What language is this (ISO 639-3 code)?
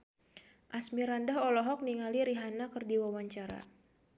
sun